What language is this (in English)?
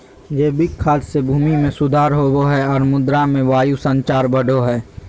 Magahi